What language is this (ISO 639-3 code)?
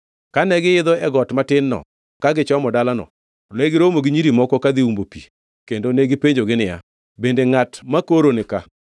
luo